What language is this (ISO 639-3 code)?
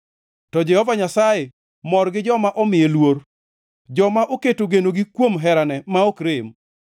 luo